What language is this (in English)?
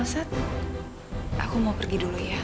Indonesian